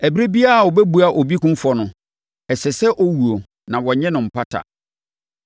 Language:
Akan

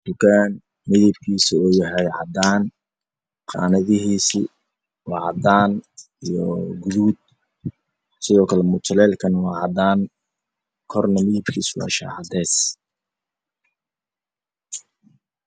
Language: Somali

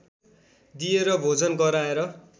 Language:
Nepali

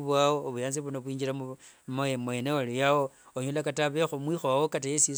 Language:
Wanga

